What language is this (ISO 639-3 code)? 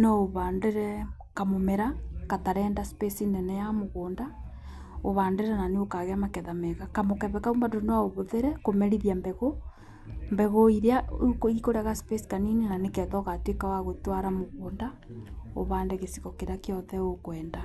kik